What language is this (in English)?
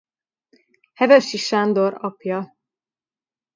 Hungarian